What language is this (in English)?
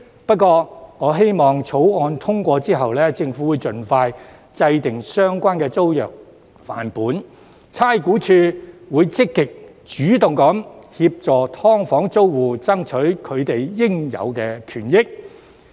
Cantonese